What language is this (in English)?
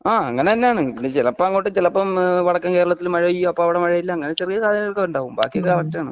Malayalam